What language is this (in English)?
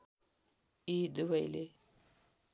Nepali